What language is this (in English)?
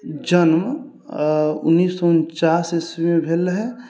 Maithili